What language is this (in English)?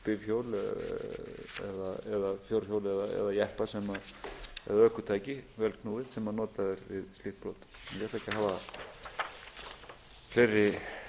Icelandic